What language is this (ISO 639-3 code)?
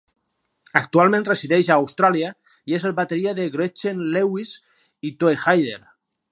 cat